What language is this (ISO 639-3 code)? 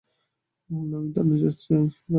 ben